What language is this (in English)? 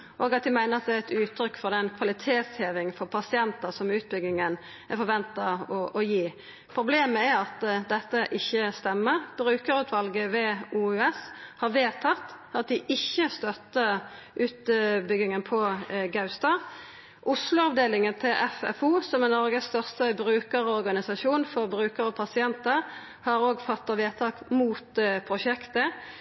Norwegian Nynorsk